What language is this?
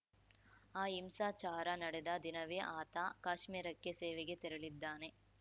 Kannada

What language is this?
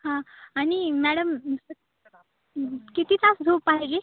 Marathi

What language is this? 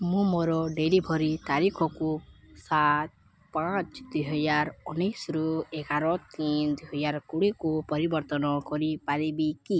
Odia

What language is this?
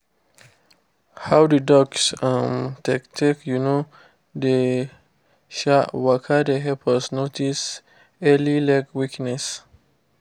Nigerian Pidgin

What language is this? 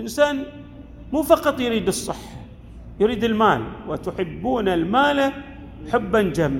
Arabic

